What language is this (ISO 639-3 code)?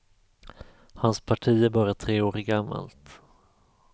swe